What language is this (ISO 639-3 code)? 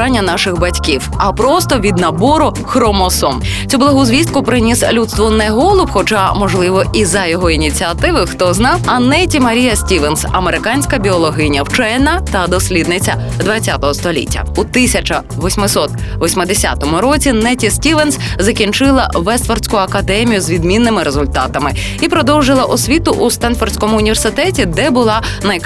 ukr